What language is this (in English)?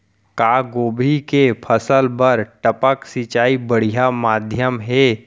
Chhattisgarhi